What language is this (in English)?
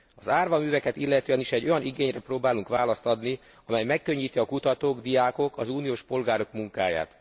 Hungarian